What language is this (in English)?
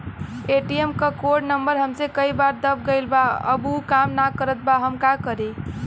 Bhojpuri